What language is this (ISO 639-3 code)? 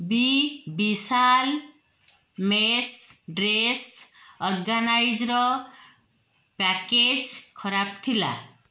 ori